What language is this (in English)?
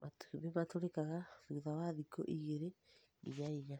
Kikuyu